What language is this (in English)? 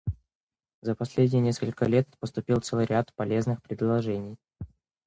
Russian